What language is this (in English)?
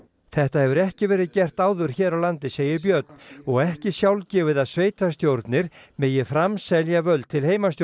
Icelandic